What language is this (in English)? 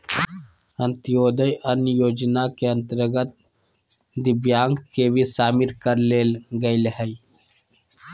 Magahi